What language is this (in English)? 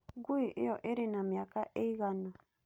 Kikuyu